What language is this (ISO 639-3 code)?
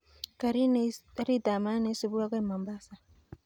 kln